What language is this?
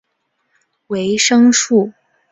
Chinese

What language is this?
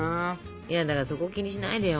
Japanese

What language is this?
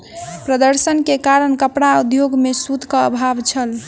Maithili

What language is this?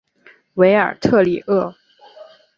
Chinese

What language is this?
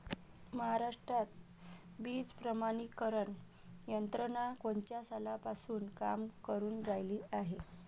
Marathi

